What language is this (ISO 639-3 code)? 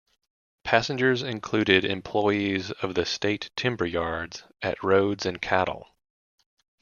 eng